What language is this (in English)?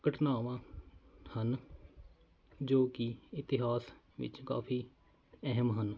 Punjabi